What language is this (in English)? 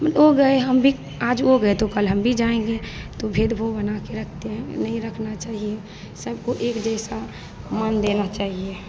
Hindi